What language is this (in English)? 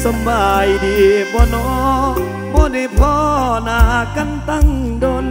Thai